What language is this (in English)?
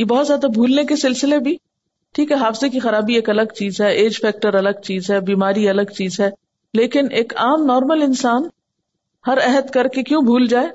Urdu